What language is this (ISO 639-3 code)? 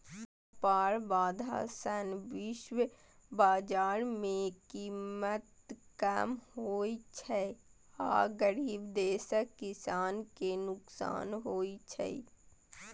mai